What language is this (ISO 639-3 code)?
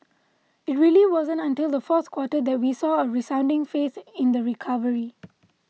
eng